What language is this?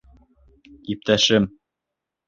Bashkir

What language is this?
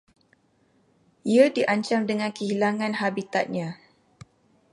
Malay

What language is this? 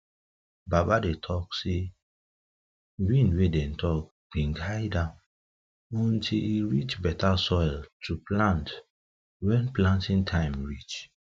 Nigerian Pidgin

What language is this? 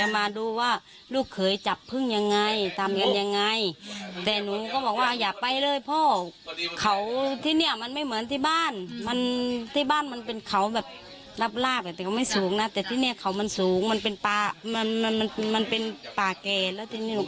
Thai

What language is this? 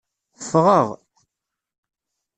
Kabyle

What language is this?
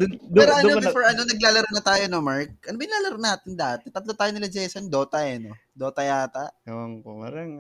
Filipino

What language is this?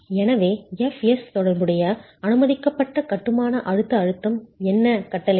Tamil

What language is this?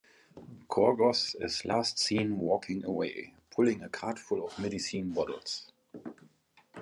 English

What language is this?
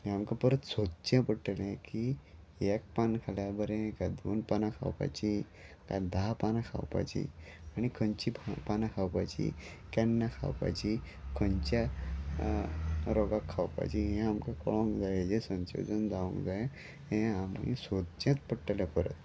Konkani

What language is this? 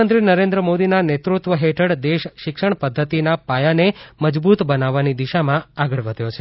Gujarati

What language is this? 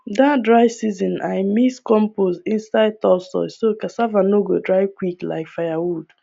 Nigerian Pidgin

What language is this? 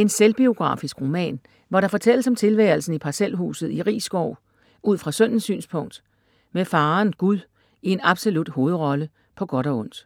Danish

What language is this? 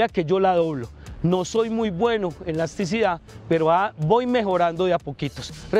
Spanish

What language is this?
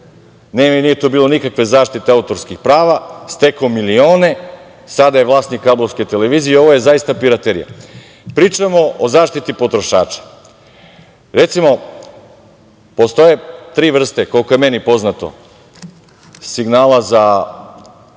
Serbian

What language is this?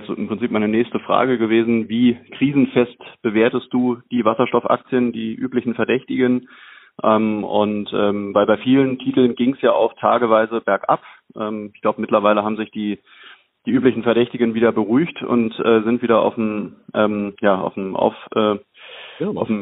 German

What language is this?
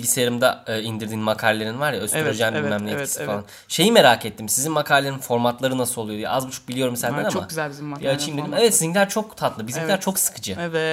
Turkish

